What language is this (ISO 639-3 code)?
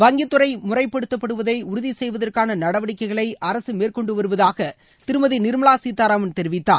tam